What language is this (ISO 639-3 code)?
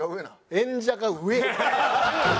jpn